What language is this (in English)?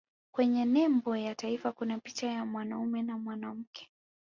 Swahili